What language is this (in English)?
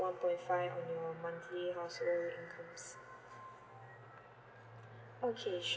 English